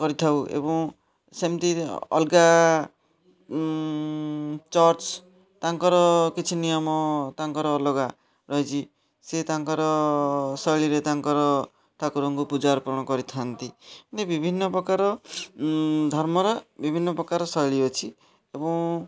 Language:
Odia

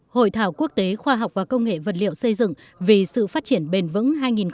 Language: Vietnamese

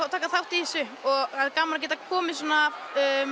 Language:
Icelandic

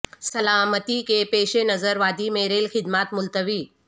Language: Urdu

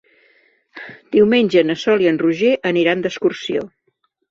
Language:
Catalan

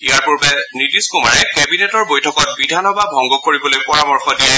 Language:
Assamese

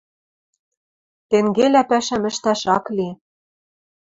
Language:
Western Mari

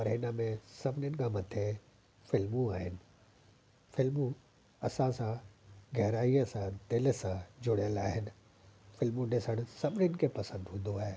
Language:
Sindhi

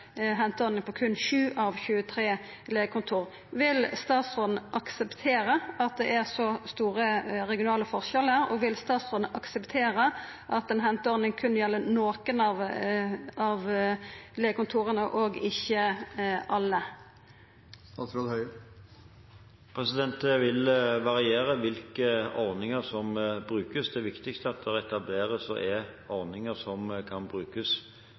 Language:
Norwegian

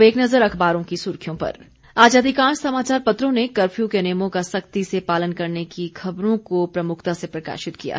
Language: Hindi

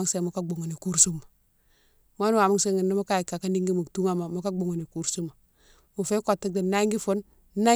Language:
Mansoanka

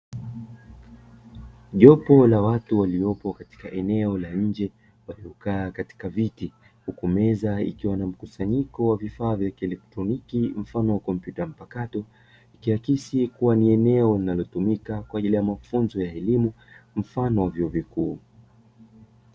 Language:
Swahili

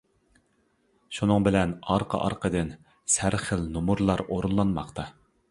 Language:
Uyghur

